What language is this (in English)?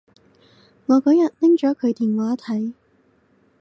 Cantonese